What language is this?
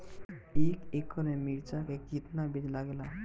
Bhojpuri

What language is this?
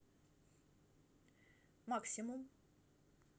Russian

